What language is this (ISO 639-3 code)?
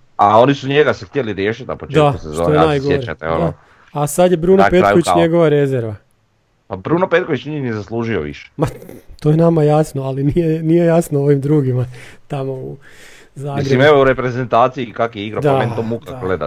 hrv